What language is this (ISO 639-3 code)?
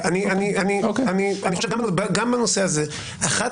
heb